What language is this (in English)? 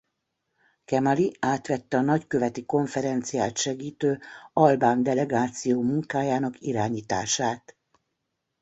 Hungarian